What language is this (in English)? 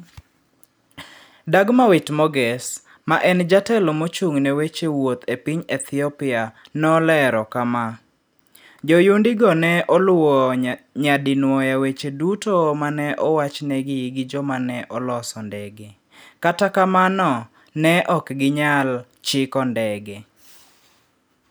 Luo (Kenya and Tanzania)